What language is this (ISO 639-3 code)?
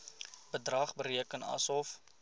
afr